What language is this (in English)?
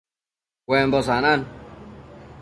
Matsés